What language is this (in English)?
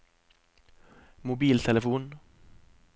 Norwegian